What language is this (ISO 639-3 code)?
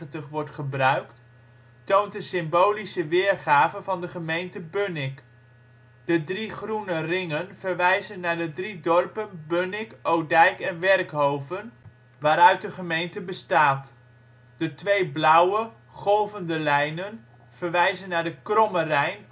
nld